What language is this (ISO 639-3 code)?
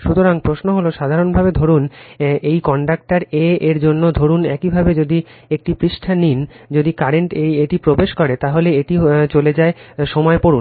ben